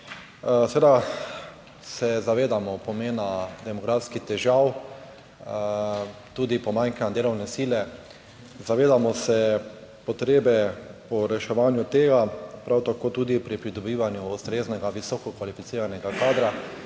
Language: Slovenian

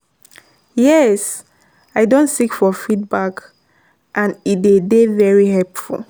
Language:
Nigerian Pidgin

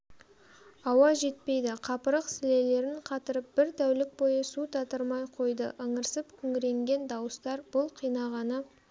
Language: Kazakh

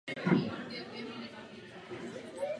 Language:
Czech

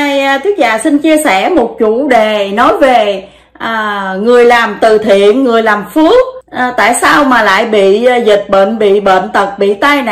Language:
Vietnamese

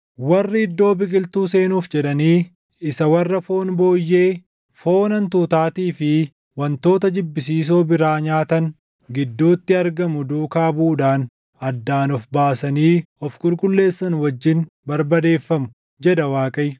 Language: Oromo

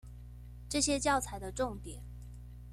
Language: Chinese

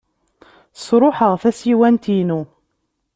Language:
Kabyle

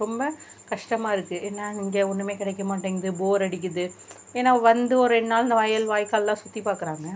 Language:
Tamil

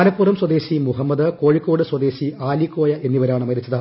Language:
Malayalam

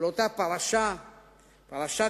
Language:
Hebrew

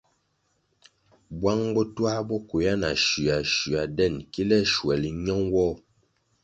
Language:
Kwasio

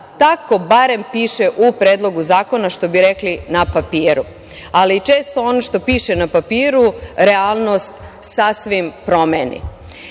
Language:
Serbian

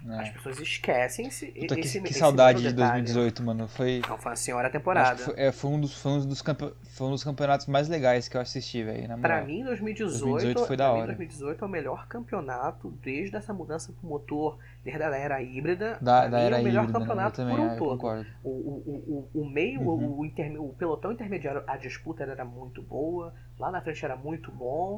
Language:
Portuguese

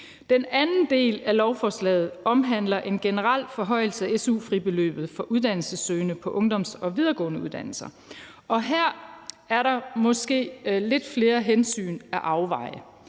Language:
Danish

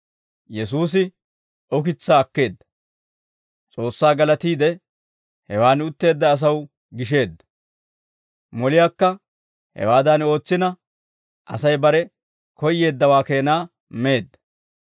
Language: Dawro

